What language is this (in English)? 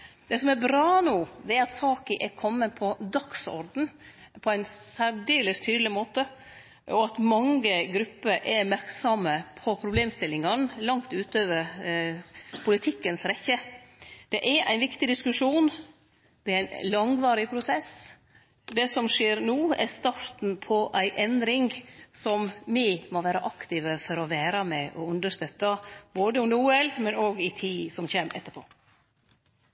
Norwegian Nynorsk